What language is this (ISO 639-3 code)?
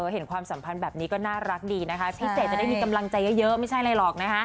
tha